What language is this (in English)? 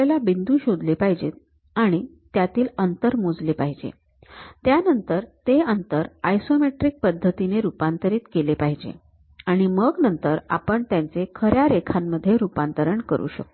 Marathi